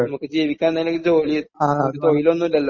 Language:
Malayalam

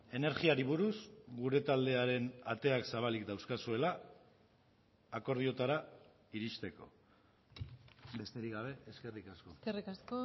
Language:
Basque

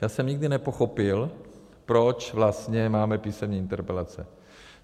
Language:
Czech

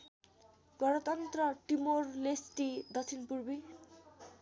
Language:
Nepali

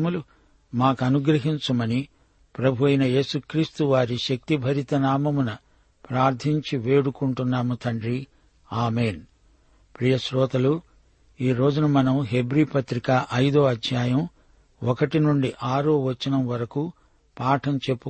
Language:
Telugu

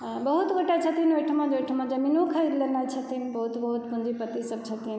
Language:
Maithili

